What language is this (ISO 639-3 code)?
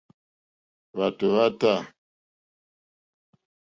bri